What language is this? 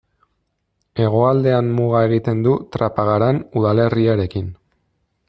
Basque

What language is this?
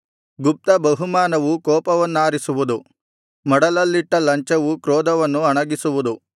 Kannada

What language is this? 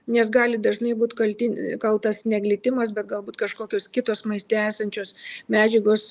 Lithuanian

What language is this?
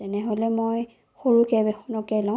Assamese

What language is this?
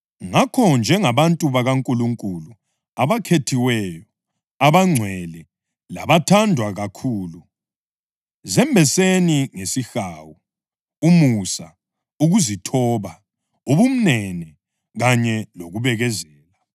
North Ndebele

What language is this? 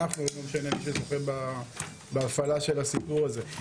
Hebrew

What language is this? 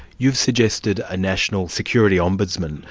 English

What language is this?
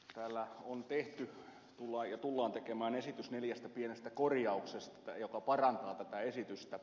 Finnish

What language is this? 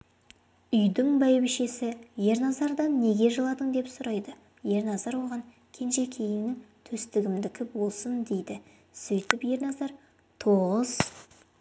Kazakh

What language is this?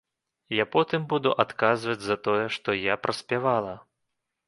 Belarusian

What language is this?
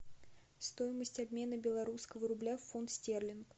Russian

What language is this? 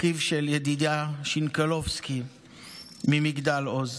Hebrew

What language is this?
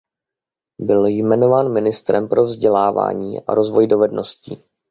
Czech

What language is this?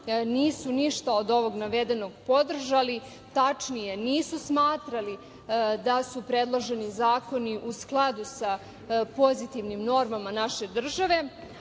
Serbian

